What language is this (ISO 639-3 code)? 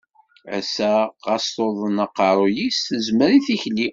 kab